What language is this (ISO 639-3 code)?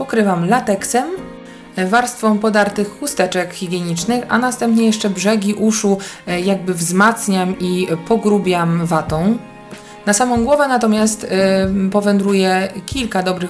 pol